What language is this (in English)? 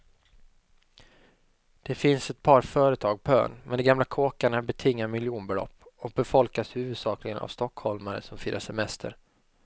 Swedish